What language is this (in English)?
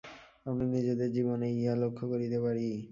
Bangla